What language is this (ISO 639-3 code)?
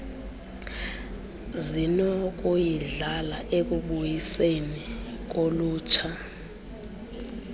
xho